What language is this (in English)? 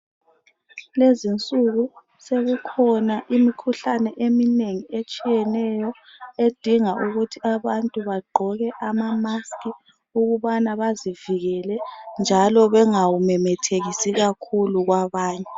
North Ndebele